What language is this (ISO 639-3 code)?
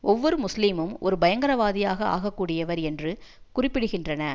tam